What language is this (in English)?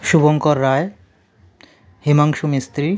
Bangla